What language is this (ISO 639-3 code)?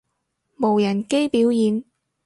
yue